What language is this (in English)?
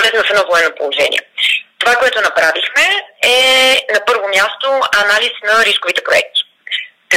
Bulgarian